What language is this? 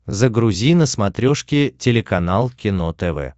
Russian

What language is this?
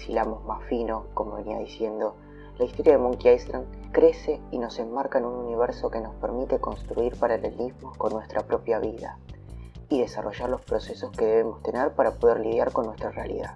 Spanish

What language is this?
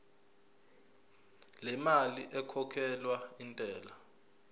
Zulu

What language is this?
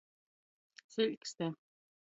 Latgalian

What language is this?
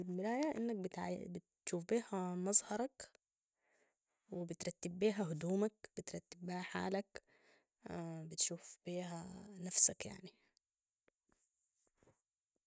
Sudanese Arabic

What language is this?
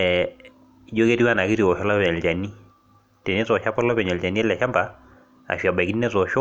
Masai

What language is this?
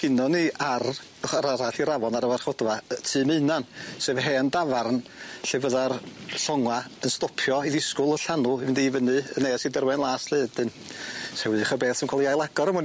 Welsh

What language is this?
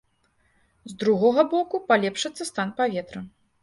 Belarusian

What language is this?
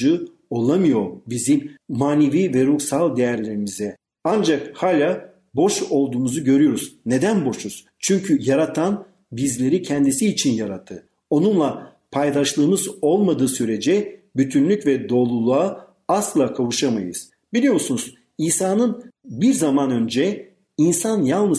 Turkish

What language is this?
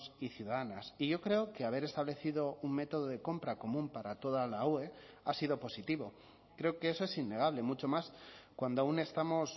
Spanish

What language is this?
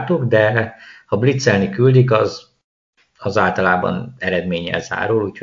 Hungarian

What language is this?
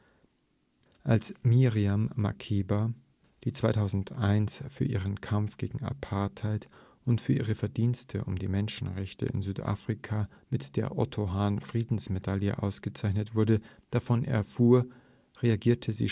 German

